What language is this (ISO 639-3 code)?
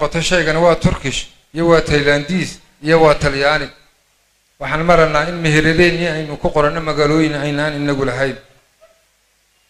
ara